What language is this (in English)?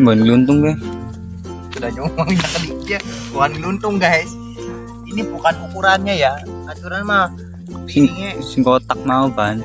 Indonesian